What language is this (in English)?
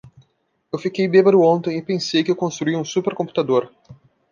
Portuguese